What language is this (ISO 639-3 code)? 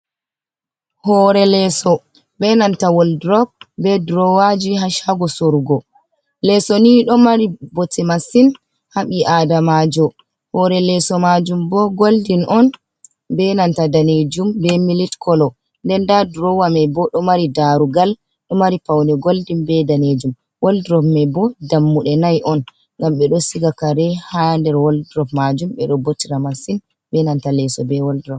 ful